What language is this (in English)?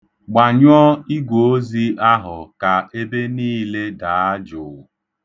Igbo